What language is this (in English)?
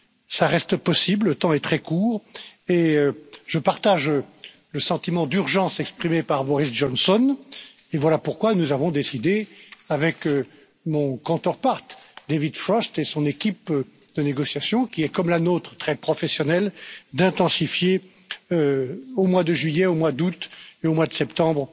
French